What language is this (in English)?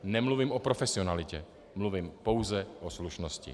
Czech